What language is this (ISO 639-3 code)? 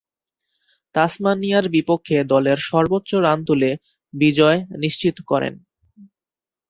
ben